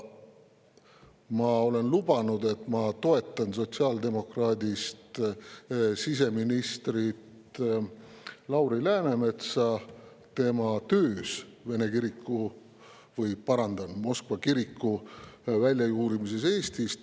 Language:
Estonian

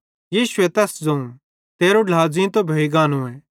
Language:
Bhadrawahi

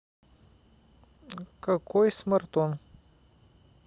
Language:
Russian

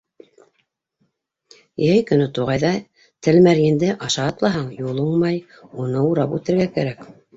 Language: Bashkir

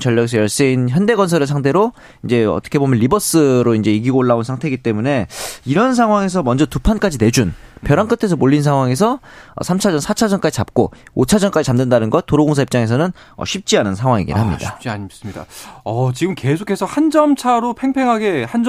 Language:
Korean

